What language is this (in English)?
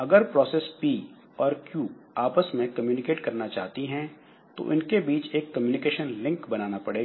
Hindi